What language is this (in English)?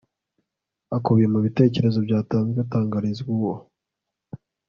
Kinyarwanda